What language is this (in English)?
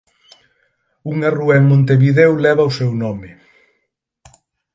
Galician